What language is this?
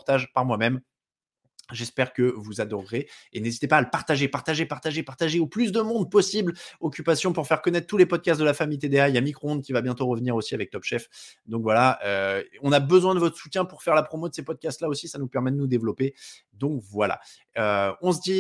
French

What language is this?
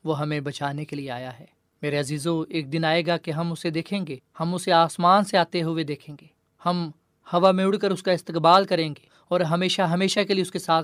Urdu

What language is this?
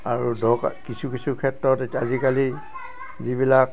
Assamese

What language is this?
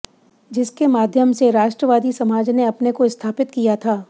Hindi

